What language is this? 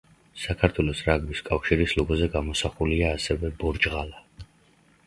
Georgian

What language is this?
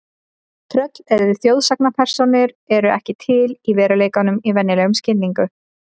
Icelandic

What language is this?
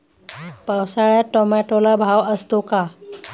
Marathi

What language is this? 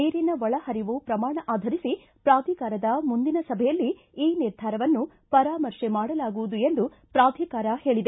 Kannada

